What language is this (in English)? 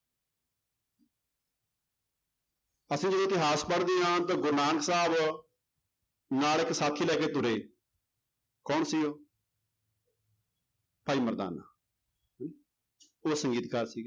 Punjabi